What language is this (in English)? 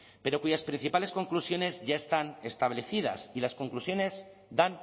Spanish